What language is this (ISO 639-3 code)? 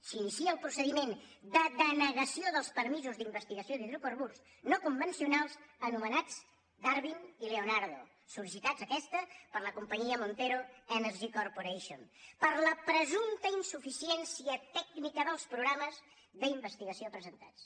cat